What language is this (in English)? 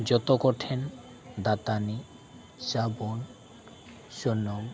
Santali